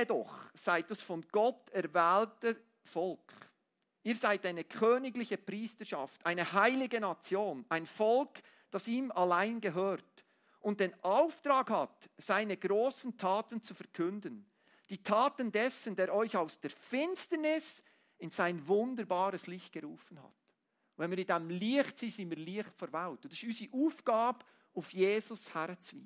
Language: German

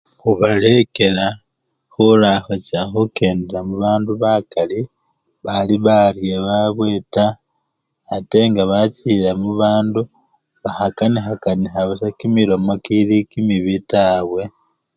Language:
Luyia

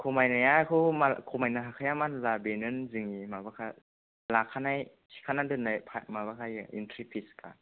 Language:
Bodo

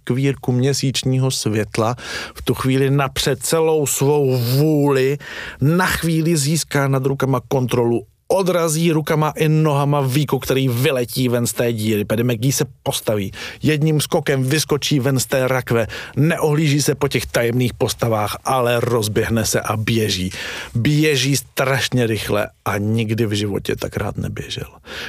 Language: Czech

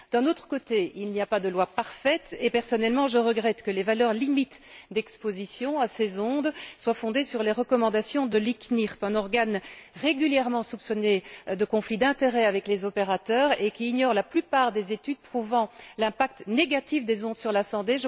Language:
French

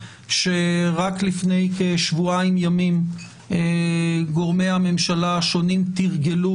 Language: Hebrew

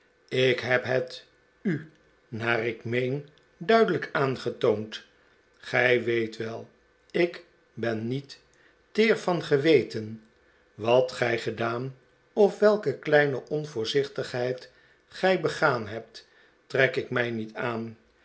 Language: Dutch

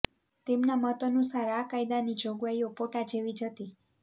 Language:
Gujarati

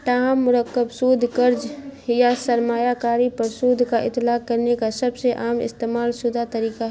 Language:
Urdu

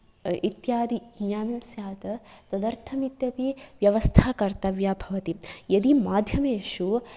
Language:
Sanskrit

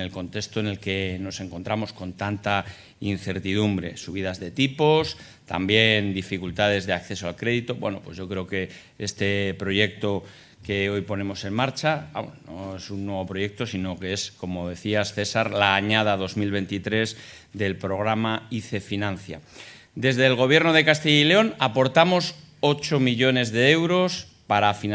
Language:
Spanish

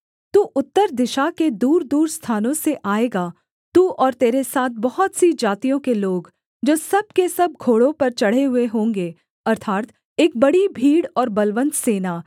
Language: Hindi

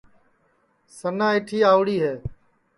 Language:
Sansi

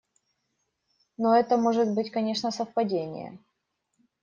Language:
Russian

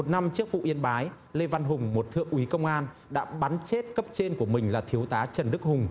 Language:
Vietnamese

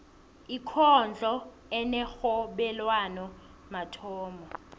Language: South Ndebele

